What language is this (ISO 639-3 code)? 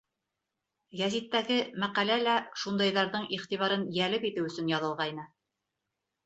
bak